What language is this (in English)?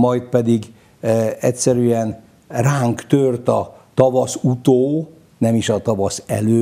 Hungarian